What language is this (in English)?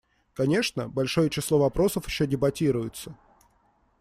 Russian